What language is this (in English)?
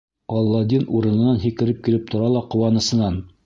Bashkir